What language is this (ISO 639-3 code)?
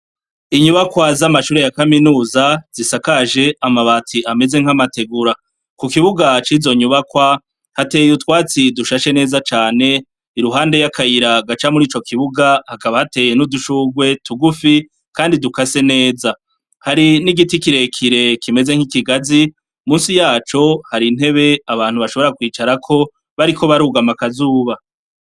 run